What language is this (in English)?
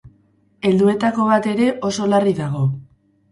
Basque